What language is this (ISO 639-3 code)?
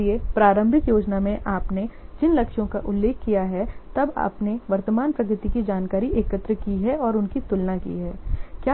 hin